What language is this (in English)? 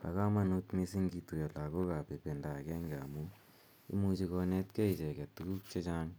Kalenjin